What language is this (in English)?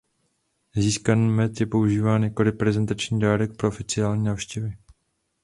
Czech